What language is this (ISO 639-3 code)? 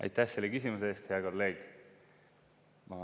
est